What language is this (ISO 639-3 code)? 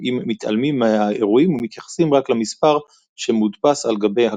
heb